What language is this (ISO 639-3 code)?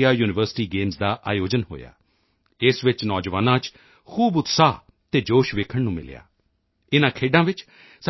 pan